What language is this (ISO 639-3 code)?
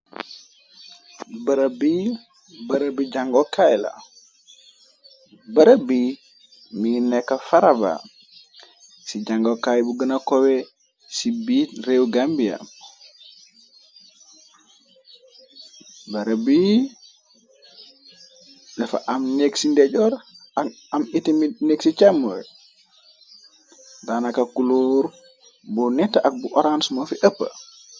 wol